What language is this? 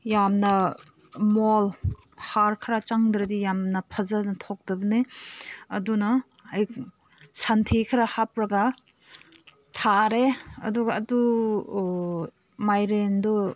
Manipuri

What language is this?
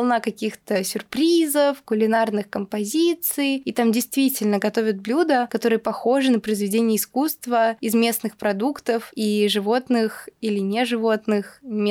Russian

